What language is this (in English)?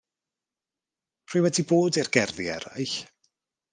Welsh